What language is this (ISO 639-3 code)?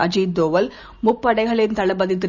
tam